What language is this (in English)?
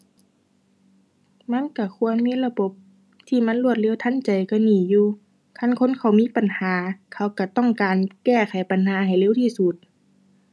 Thai